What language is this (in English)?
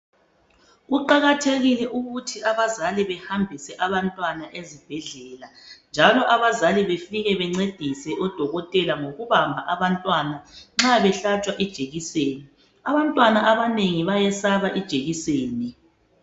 North Ndebele